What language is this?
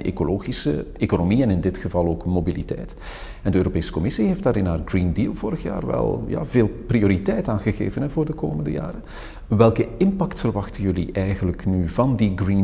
Dutch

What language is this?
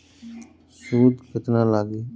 Bhojpuri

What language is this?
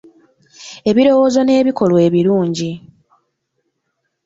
Ganda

